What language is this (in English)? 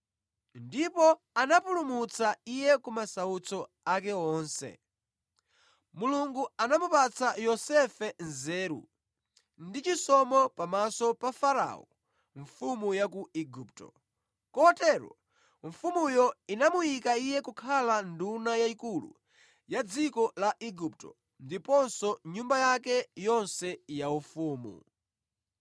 Nyanja